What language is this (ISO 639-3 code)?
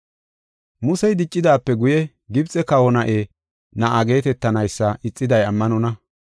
gof